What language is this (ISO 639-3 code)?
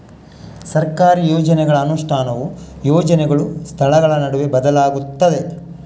kan